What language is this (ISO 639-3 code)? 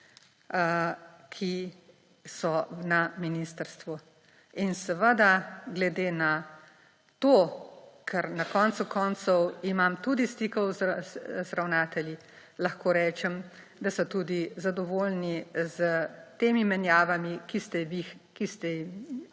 slv